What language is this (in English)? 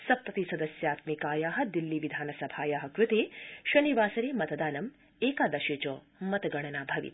Sanskrit